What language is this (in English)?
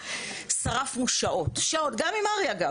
Hebrew